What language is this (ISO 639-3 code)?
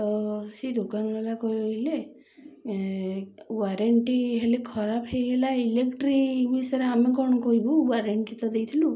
ori